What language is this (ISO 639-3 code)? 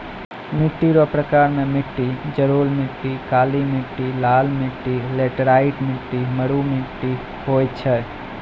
mai